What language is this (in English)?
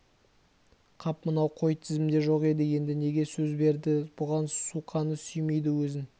Kazakh